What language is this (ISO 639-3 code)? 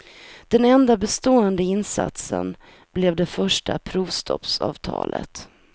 swe